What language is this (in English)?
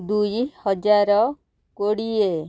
Odia